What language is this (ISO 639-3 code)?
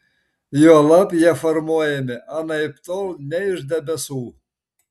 lit